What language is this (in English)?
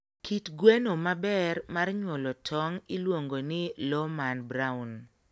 Luo (Kenya and Tanzania)